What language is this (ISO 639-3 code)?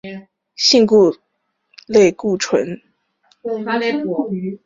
zho